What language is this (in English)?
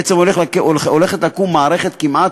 Hebrew